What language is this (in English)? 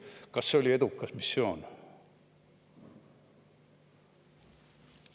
Estonian